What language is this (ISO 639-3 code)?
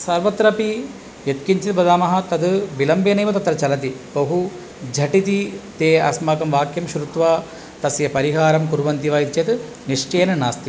san